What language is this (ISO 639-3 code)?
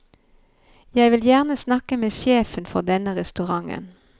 nor